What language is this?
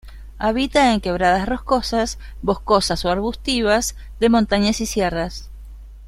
Spanish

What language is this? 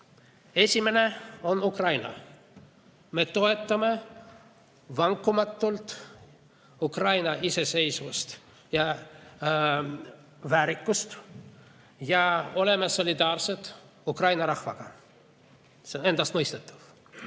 Estonian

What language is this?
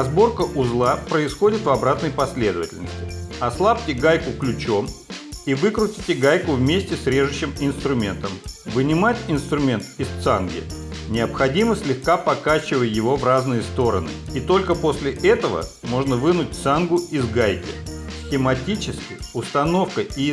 Russian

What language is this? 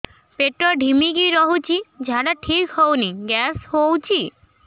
Odia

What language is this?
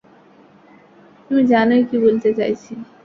Bangla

